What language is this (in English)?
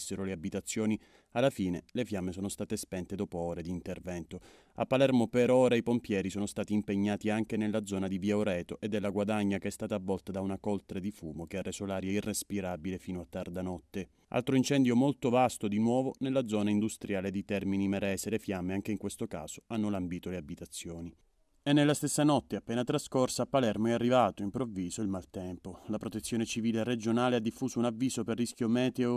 Italian